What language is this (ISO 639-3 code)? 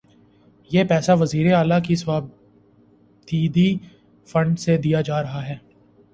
urd